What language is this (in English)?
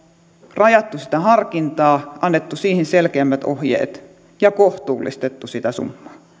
Finnish